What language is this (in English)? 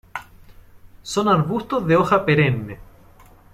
Spanish